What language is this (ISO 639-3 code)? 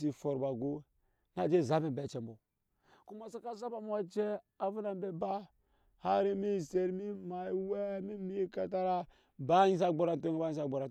yes